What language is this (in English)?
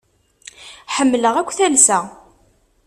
Kabyle